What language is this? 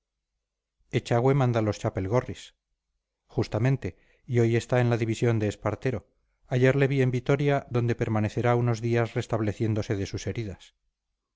Spanish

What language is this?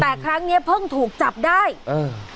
Thai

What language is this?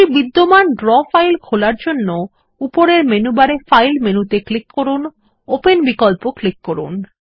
Bangla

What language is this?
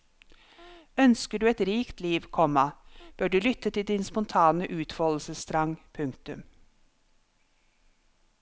Norwegian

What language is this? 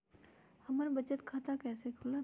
Magahi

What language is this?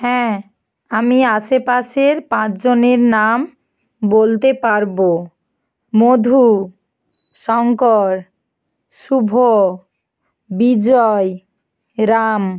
Bangla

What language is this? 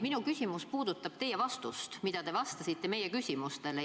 Estonian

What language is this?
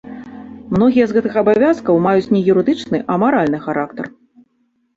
Belarusian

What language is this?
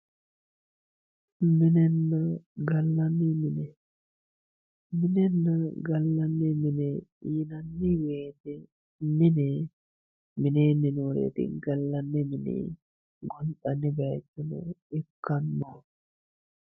Sidamo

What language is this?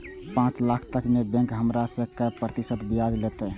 Maithili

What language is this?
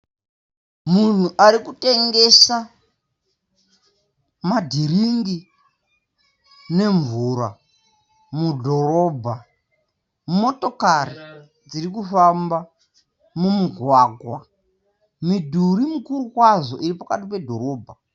Shona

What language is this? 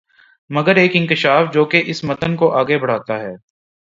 Urdu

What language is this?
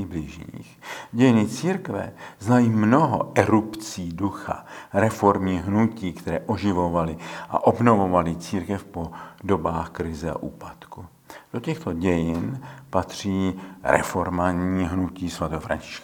Czech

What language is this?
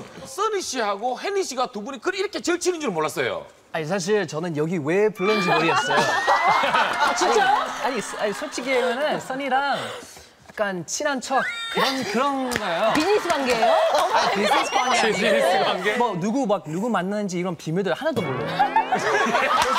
Korean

